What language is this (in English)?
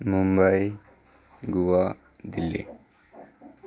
Urdu